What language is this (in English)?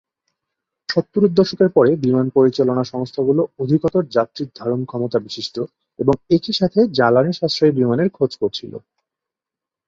Bangla